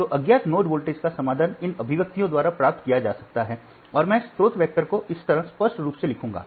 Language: Hindi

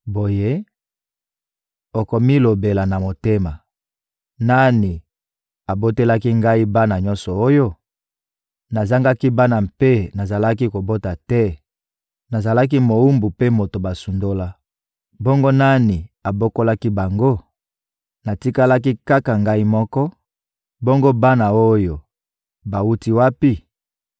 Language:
Lingala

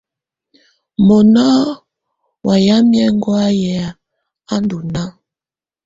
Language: Tunen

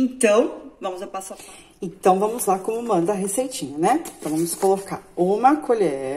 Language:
Portuguese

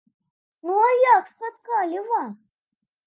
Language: Belarusian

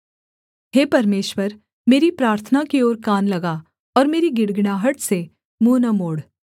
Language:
Hindi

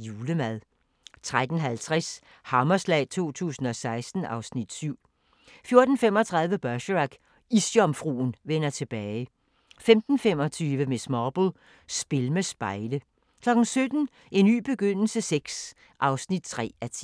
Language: Danish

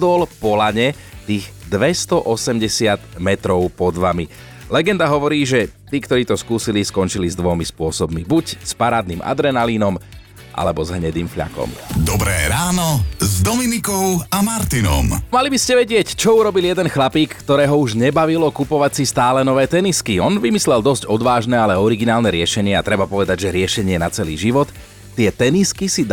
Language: Slovak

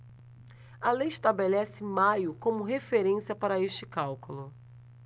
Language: Portuguese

